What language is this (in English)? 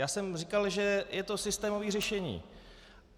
Czech